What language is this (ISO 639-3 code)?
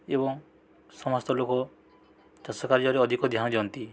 ori